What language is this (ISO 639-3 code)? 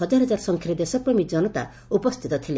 ori